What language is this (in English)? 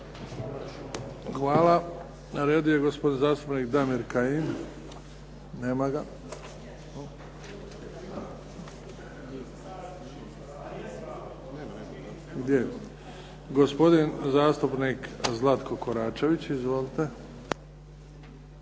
Croatian